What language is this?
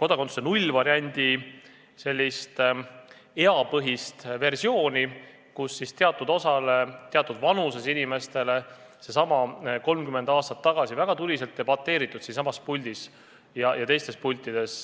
Estonian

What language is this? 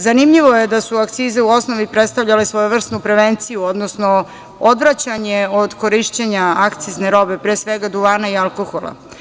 Serbian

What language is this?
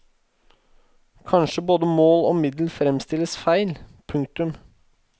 Norwegian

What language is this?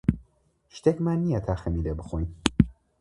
Central Kurdish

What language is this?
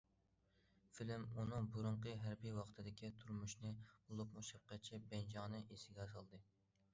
Uyghur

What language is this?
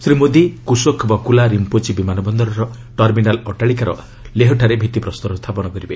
Odia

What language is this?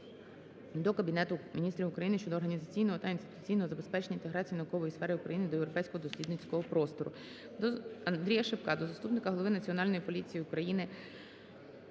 Ukrainian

